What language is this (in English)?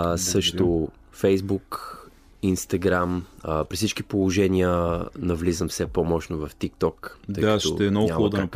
Bulgarian